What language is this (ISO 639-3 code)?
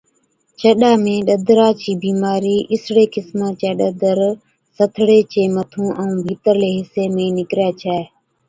odk